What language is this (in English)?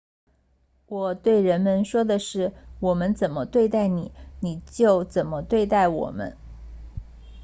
Chinese